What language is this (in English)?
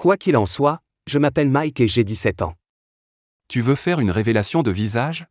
French